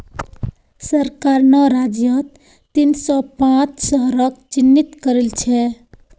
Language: Magahi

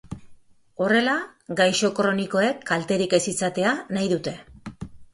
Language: Basque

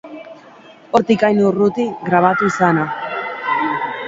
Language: Basque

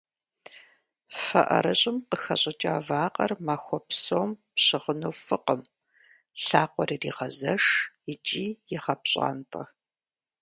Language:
Kabardian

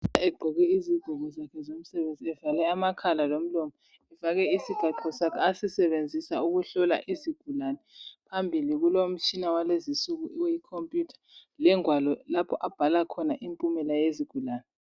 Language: North Ndebele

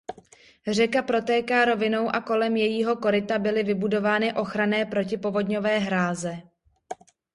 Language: Czech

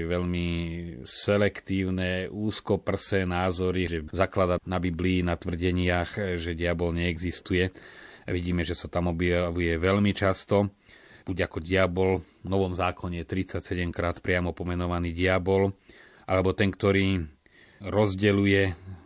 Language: Slovak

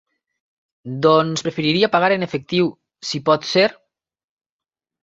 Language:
Catalan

